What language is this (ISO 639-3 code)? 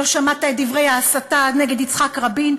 heb